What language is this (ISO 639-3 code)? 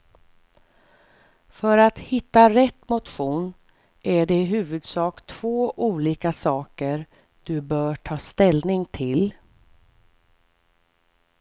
swe